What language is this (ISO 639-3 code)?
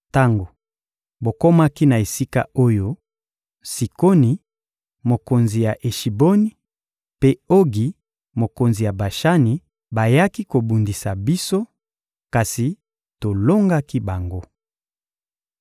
lin